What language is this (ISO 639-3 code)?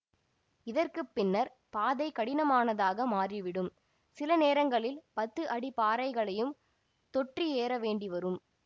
tam